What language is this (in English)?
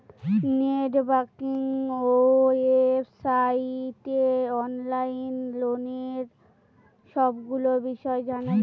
Bangla